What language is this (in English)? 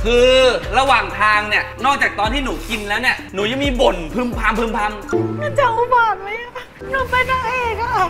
Thai